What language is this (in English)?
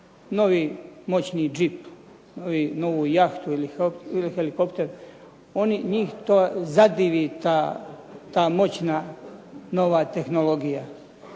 Croatian